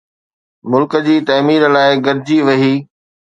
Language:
Sindhi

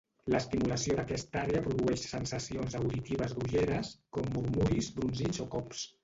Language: Catalan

